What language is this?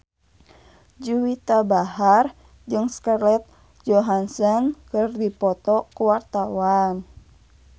Sundanese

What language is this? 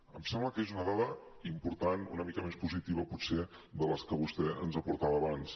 Catalan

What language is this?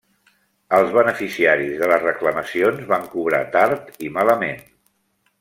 Catalan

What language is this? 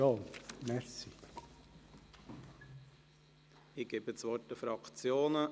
Swiss German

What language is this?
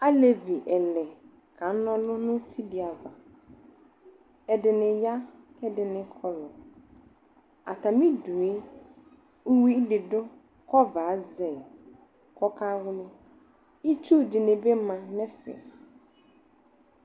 Ikposo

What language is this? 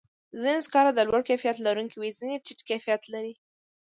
Pashto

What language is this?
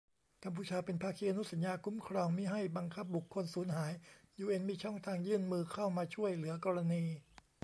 Thai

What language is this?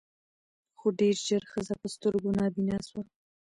Pashto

